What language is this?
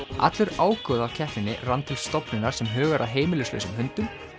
Icelandic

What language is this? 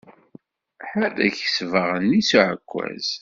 Kabyle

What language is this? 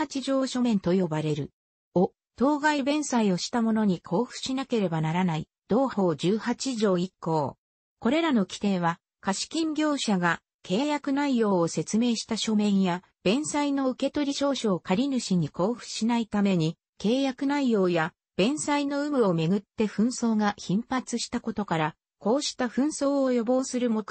Japanese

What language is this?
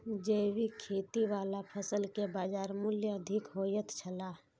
Maithili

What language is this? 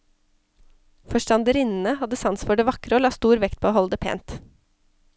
Norwegian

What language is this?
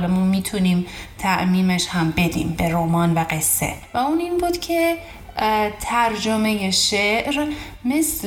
Persian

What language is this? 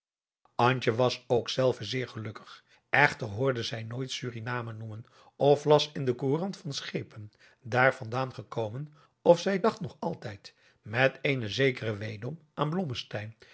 Dutch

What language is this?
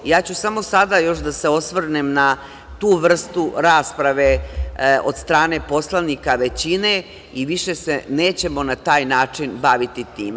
Serbian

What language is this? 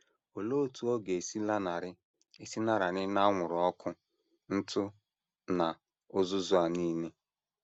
Igbo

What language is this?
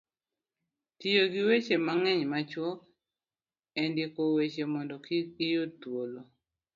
Luo (Kenya and Tanzania)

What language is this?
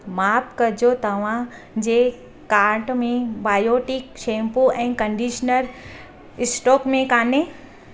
Sindhi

